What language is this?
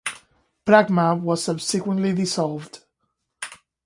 English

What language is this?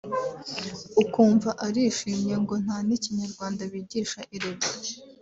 Kinyarwanda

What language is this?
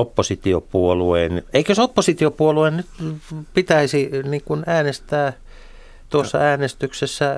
Finnish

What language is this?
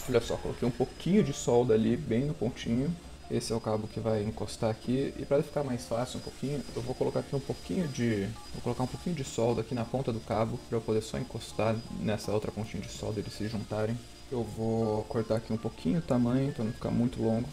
Portuguese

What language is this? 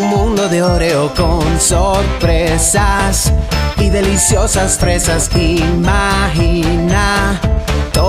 Spanish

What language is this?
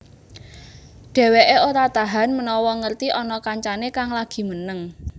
Javanese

